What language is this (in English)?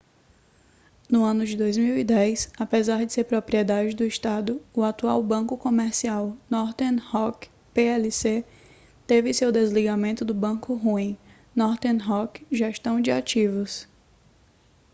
Portuguese